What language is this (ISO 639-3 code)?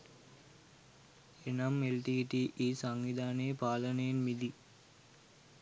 sin